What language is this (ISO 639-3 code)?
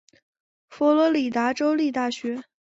zho